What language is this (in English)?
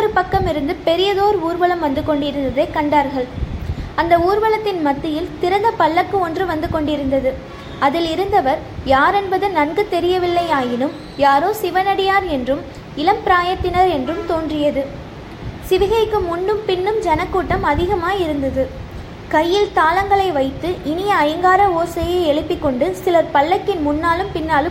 Tamil